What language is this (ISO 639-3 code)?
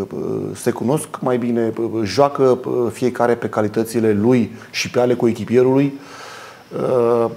ron